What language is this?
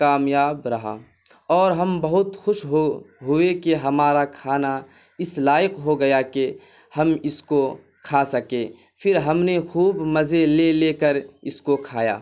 Urdu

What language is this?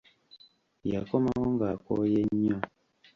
Ganda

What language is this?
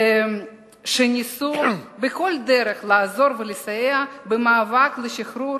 Hebrew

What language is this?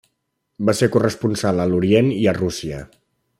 Catalan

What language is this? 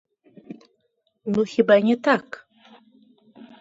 Belarusian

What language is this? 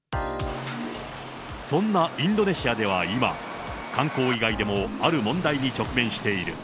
Japanese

